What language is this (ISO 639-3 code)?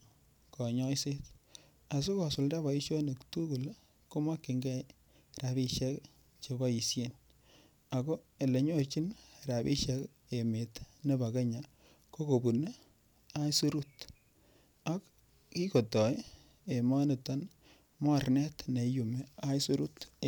kln